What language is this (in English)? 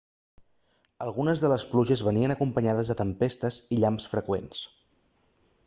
Catalan